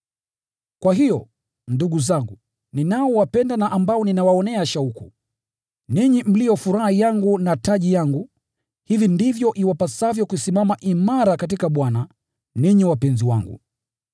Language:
Swahili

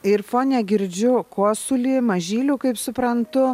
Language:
Lithuanian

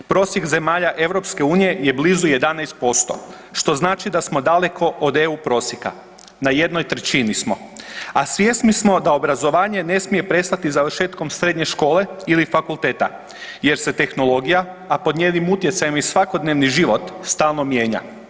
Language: Croatian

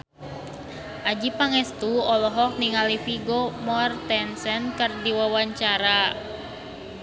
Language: Sundanese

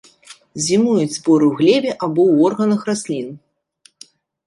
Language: Belarusian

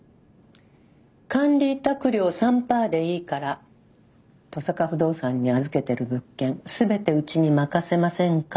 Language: Japanese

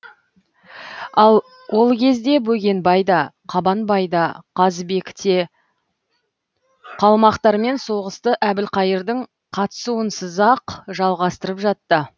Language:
Kazakh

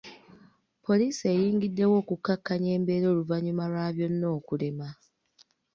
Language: Ganda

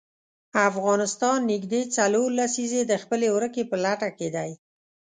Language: Pashto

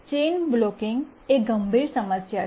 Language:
Gujarati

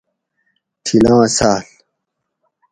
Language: Gawri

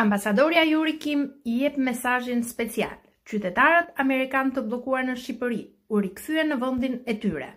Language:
Polish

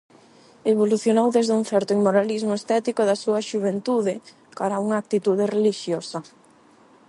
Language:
Galician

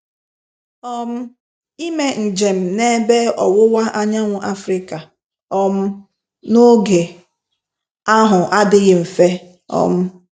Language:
Igbo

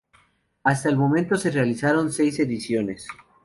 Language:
Spanish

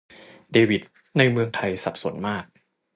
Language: Thai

